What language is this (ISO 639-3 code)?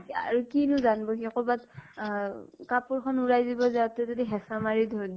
asm